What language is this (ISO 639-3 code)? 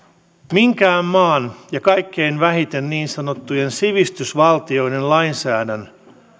fin